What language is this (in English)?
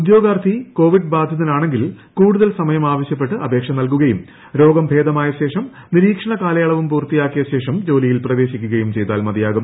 Malayalam